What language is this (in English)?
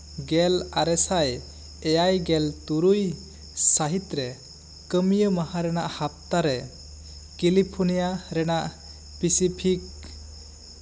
Santali